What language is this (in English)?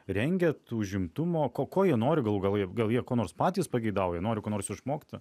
Lithuanian